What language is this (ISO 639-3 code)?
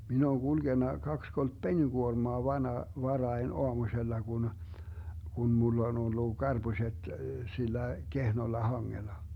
fin